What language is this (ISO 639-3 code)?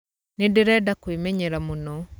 kik